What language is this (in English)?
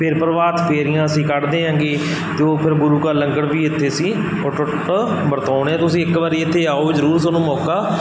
Punjabi